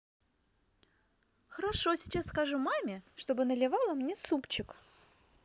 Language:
Russian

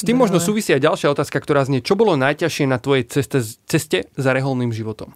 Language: Slovak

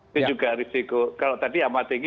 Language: Indonesian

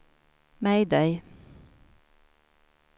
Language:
Swedish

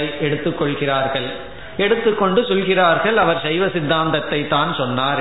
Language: Tamil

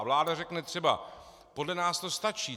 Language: Czech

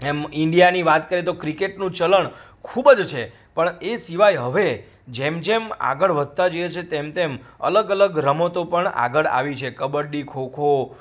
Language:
Gujarati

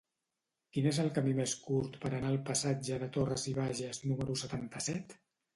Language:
Catalan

